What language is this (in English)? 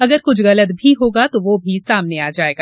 Hindi